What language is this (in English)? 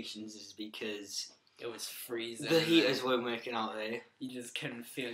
English